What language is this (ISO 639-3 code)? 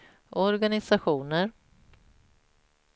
swe